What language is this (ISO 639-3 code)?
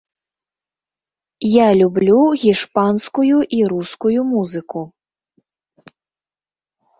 bel